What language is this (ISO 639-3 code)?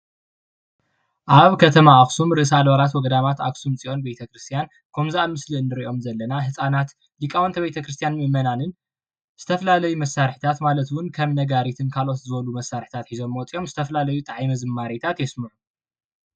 tir